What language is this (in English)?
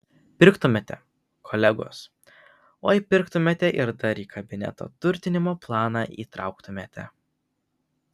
Lithuanian